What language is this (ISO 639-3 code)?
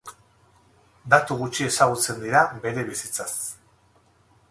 eus